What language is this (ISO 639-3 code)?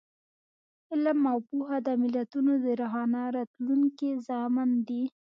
pus